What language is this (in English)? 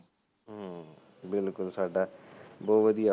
Punjabi